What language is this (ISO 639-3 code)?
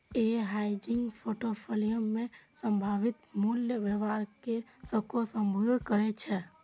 mai